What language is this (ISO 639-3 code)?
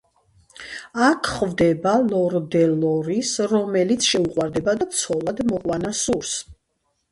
kat